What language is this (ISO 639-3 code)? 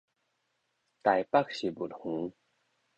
nan